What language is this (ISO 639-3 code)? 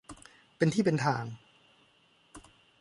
tha